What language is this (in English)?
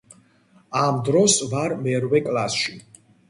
Georgian